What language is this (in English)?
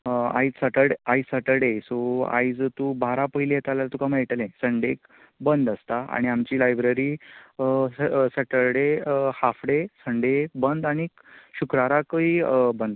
Konkani